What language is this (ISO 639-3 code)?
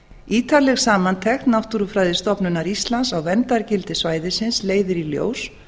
isl